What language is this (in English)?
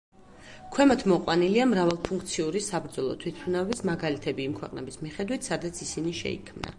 Georgian